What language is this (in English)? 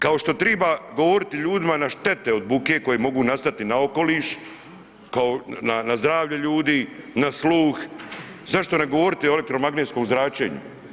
Croatian